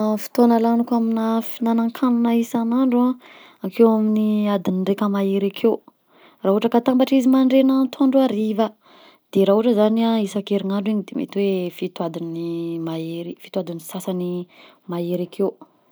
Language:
Southern Betsimisaraka Malagasy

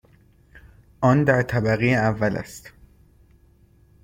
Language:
Persian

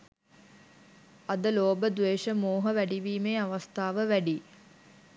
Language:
Sinhala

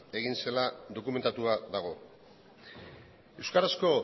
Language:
Basque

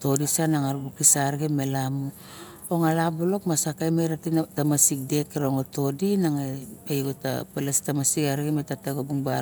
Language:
Barok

